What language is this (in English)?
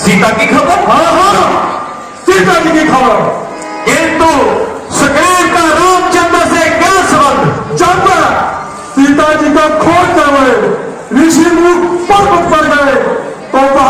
Hindi